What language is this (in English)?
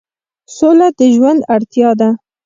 Pashto